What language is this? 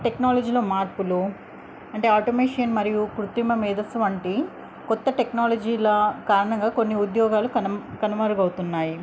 Telugu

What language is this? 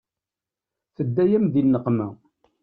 Kabyle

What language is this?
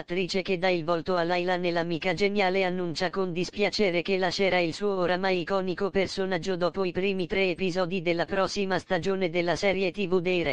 Italian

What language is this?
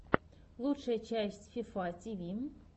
Russian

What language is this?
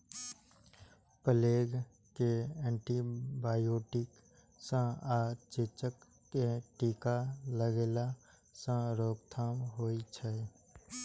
Maithili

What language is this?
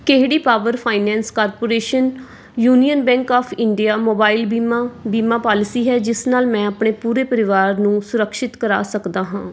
Punjabi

